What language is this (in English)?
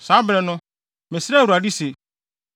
Akan